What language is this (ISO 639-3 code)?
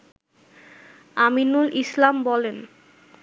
ben